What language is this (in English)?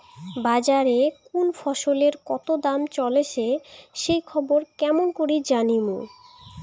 Bangla